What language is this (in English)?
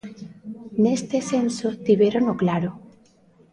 Galician